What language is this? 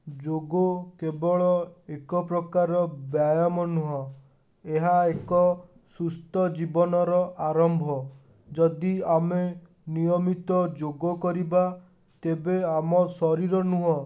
Odia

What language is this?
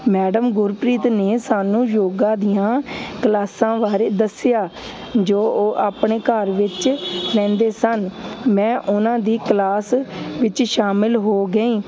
Punjabi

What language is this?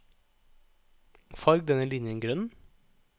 Norwegian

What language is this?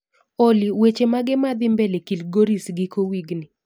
Luo (Kenya and Tanzania)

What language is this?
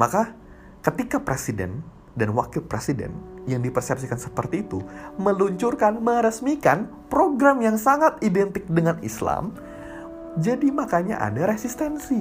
Indonesian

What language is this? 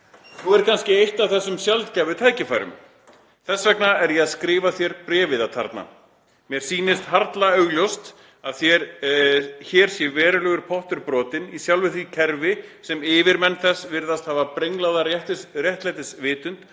Icelandic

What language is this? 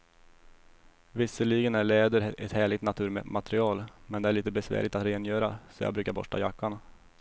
Swedish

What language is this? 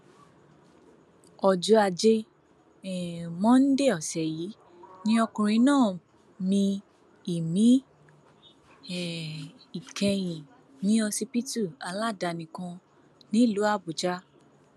Yoruba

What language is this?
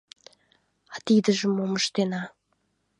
Mari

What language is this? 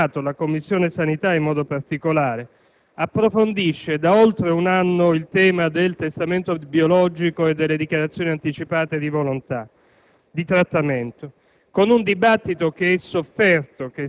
Italian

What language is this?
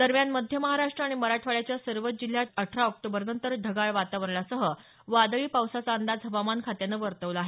Marathi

